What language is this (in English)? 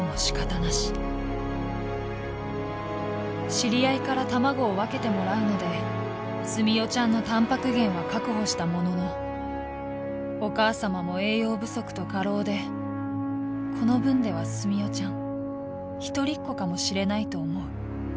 Japanese